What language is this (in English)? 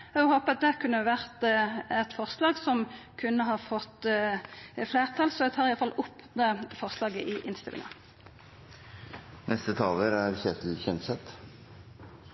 Norwegian Nynorsk